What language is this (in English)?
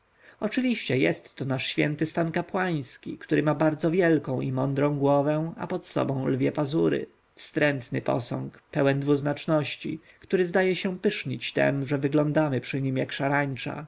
Polish